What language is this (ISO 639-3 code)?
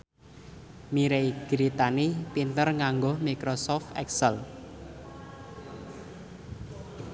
jav